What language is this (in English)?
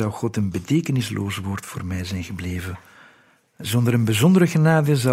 Dutch